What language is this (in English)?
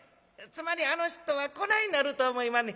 Japanese